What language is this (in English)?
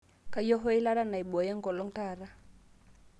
Masai